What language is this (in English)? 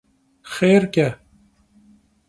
Kabardian